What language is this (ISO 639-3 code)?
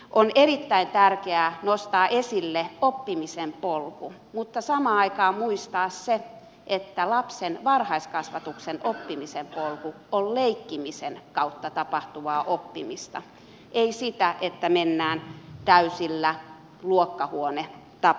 fin